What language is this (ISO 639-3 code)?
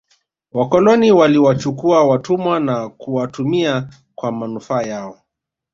swa